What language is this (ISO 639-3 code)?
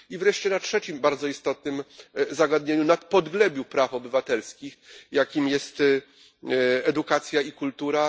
pol